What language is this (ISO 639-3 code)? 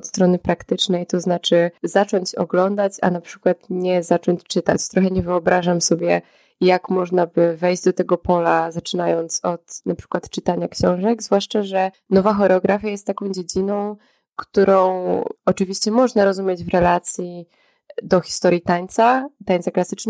pol